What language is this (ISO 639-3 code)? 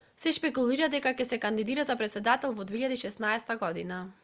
mkd